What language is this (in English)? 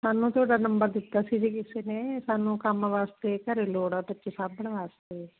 Punjabi